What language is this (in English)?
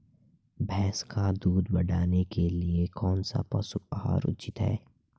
Hindi